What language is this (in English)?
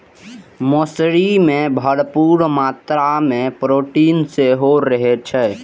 Maithili